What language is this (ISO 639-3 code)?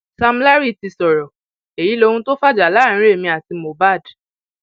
yor